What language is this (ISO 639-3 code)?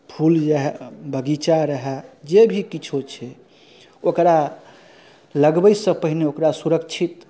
mai